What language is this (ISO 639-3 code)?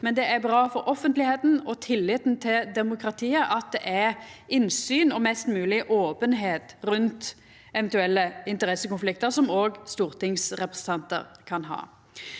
nor